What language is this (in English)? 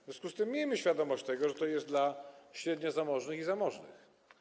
Polish